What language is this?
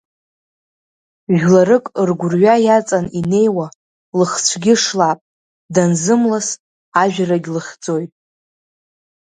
Abkhazian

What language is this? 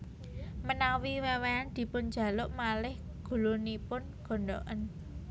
Javanese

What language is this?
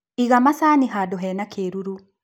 Kikuyu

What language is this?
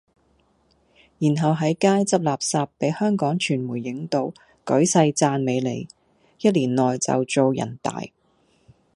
Cantonese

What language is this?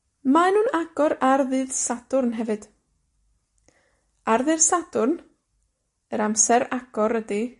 Welsh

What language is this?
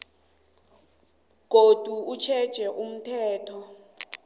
South Ndebele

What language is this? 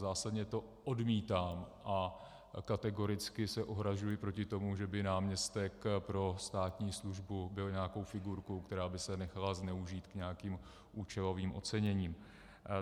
Czech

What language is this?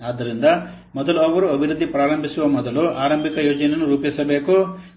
Kannada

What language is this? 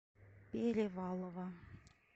Russian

